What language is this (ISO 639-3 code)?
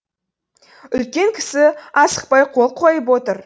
kaz